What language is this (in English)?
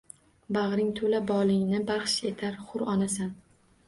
Uzbek